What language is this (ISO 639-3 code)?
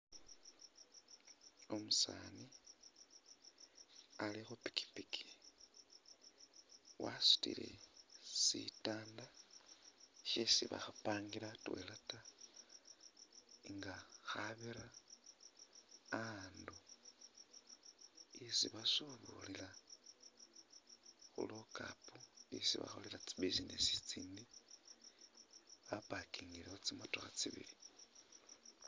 myx